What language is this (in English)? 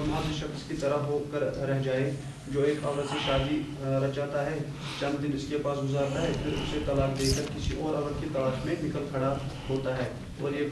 Arabic